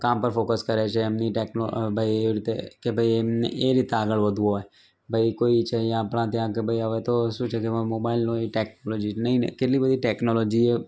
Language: Gujarati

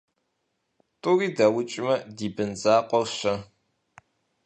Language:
Kabardian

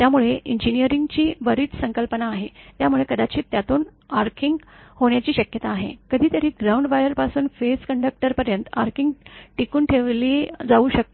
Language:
Marathi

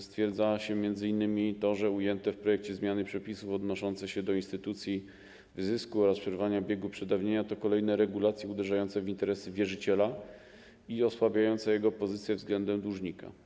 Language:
Polish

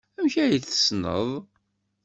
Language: Kabyle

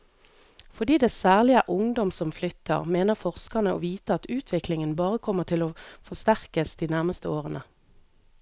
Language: Norwegian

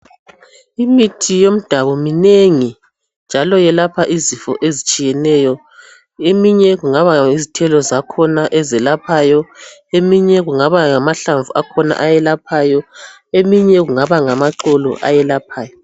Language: North Ndebele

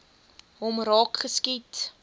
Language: Afrikaans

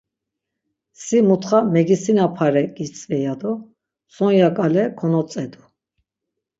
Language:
Laz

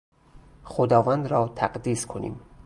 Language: Persian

